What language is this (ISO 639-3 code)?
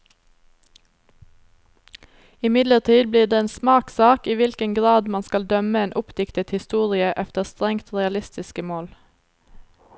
nor